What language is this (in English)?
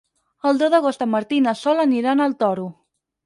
Catalan